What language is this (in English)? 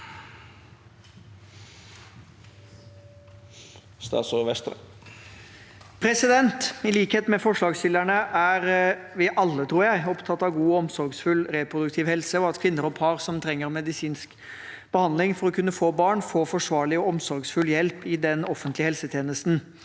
Norwegian